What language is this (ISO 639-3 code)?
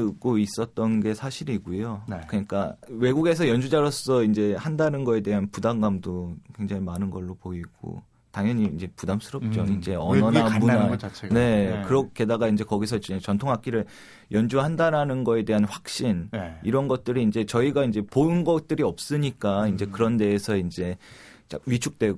kor